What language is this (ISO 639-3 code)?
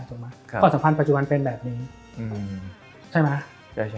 tha